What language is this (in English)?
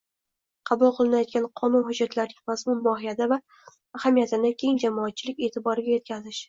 Uzbek